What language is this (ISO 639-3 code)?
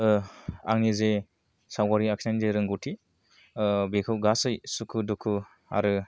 brx